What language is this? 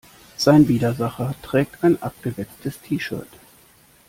German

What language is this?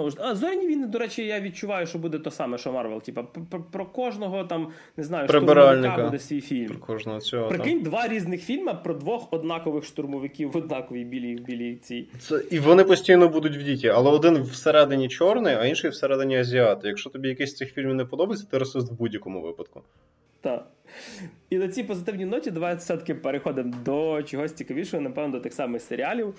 Ukrainian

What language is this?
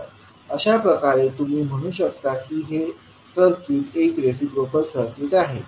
Marathi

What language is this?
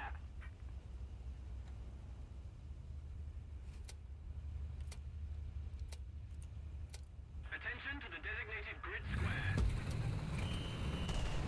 Romanian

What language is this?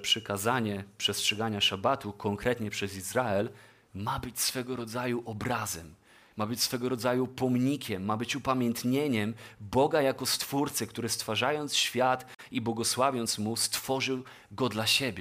Polish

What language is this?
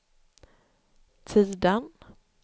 Swedish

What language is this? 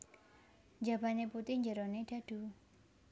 Javanese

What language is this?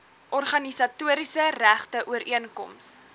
Afrikaans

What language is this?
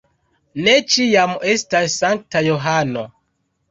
Esperanto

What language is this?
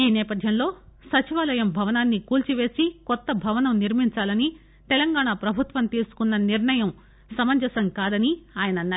Telugu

